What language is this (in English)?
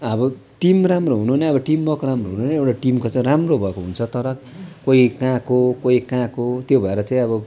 Nepali